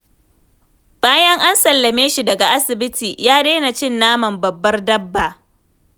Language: Hausa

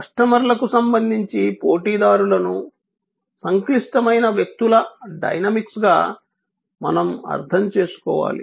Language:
Telugu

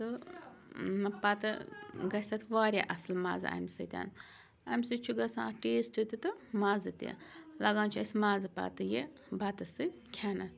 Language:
Kashmiri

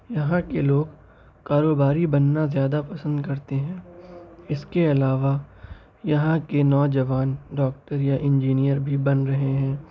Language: Urdu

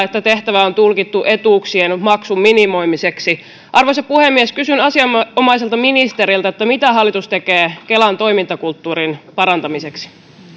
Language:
Finnish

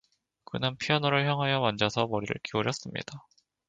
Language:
Korean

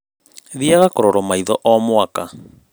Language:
Kikuyu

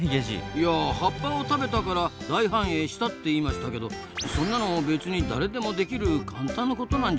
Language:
Japanese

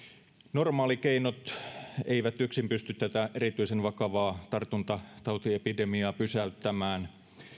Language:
Finnish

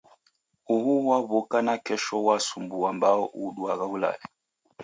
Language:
Taita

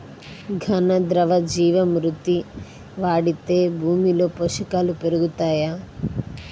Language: Telugu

